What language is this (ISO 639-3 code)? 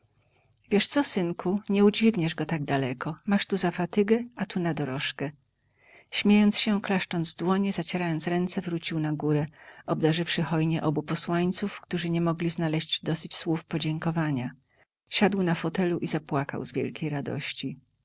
pol